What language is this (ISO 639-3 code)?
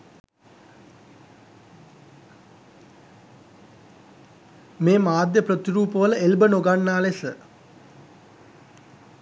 sin